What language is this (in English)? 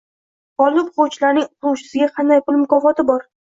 Uzbek